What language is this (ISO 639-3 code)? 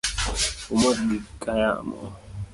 luo